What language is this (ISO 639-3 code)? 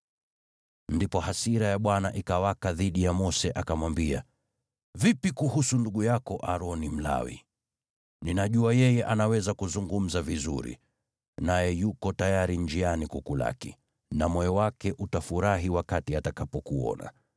swa